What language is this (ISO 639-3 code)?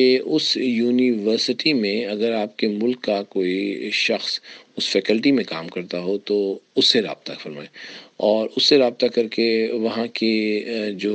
urd